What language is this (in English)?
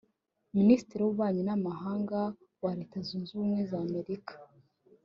Kinyarwanda